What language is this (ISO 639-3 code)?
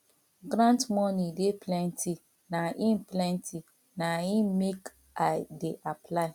pcm